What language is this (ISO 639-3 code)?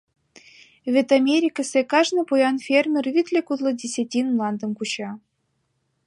chm